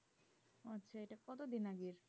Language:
Bangla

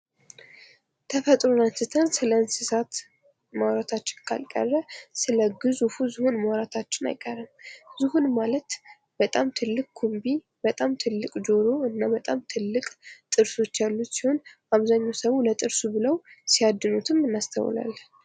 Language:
Amharic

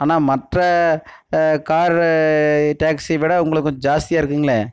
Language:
Tamil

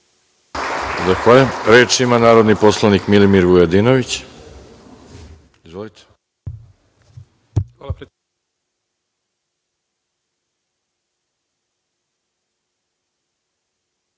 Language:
Serbian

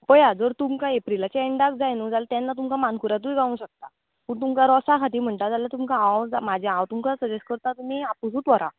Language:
Konkani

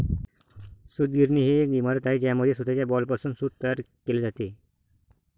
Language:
Marathi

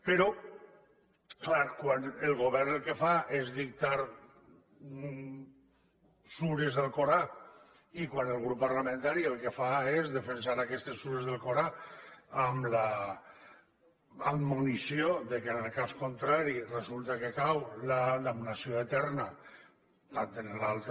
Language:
Catalan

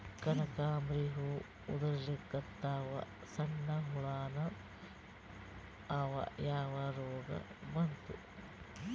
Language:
Kannada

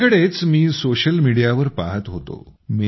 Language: Marathi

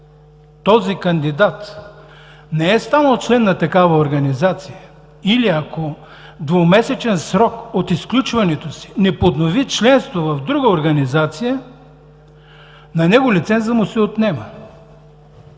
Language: Bulgarian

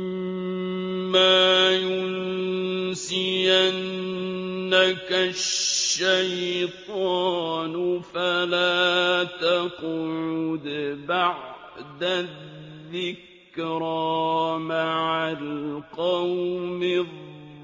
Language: Arabic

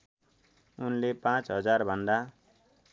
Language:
Nepali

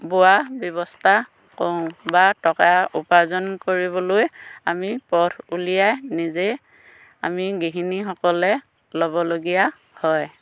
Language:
Assamese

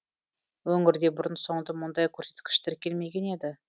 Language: Kazakh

